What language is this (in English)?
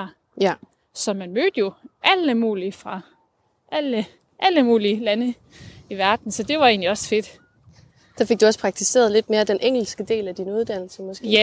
Danish